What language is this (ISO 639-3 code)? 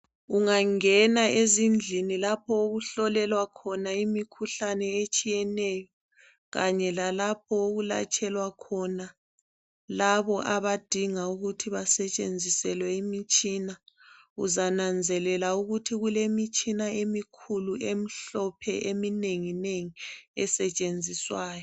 nde